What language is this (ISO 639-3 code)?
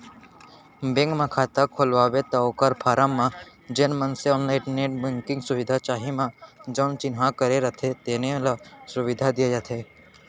hne